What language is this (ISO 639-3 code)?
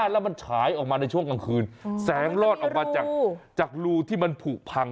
tha